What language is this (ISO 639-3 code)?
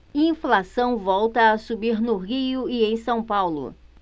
por